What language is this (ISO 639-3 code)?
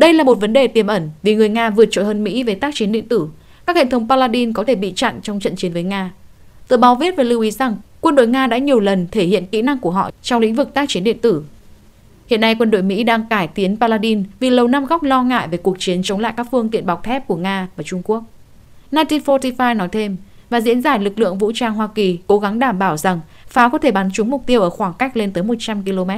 vie